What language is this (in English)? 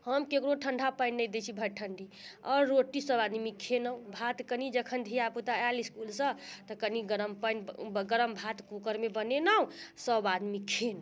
Maithili